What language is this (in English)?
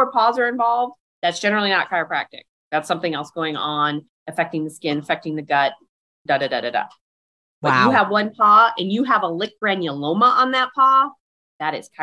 English